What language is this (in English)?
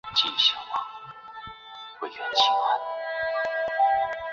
Chinese